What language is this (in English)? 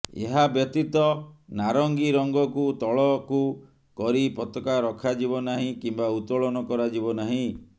Odia